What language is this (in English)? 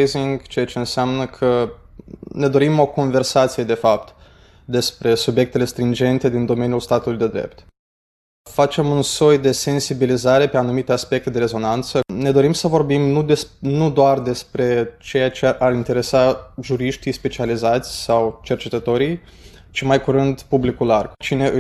Romanian